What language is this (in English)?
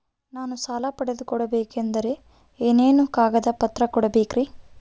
Kannada